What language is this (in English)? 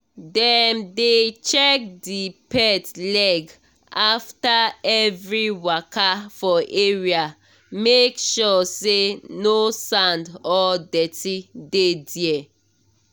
Nigerian Pidgin